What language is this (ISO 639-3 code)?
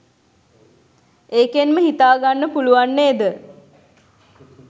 sin